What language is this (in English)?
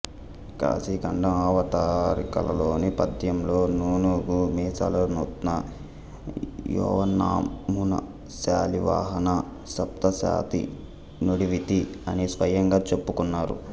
Telugu